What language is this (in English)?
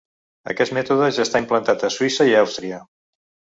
Catalan